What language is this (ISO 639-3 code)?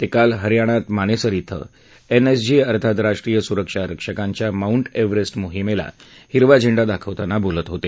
mar